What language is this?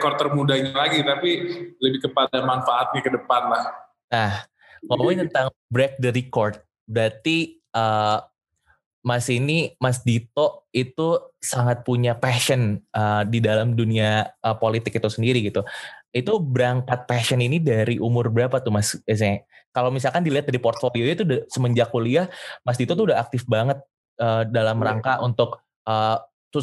Indonesian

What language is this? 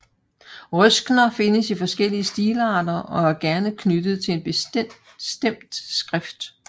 Danish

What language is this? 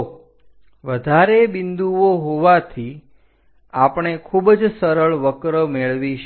Gujarati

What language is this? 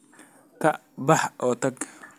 Somali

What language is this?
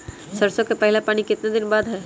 Magahi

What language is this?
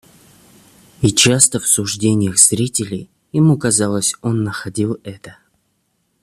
Russian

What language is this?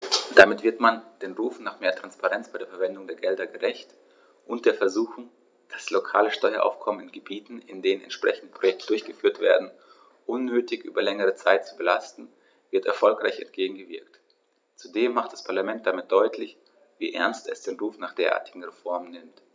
German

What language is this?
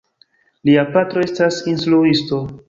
Esperanto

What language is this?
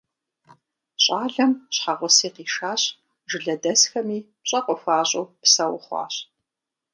Kabardian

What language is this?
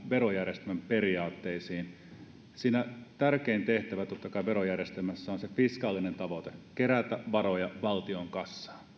Finnish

